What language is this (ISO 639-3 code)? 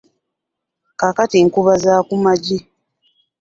lug